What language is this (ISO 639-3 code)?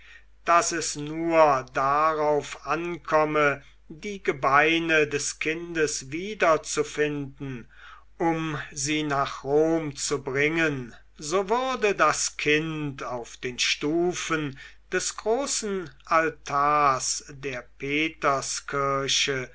deu